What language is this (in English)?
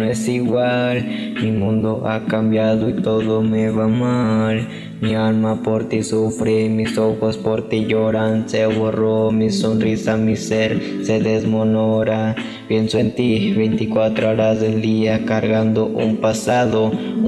Spanish